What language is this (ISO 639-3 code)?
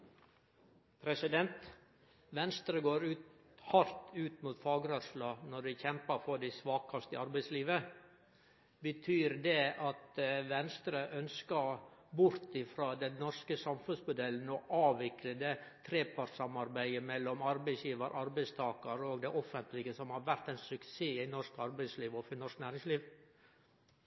nno